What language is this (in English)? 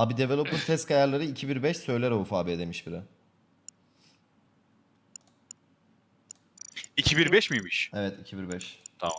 Turkish